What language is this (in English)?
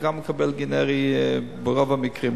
Hebrew